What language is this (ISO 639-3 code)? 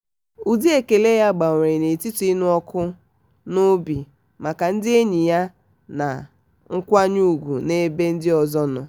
ibo